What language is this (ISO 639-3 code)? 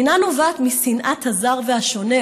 heb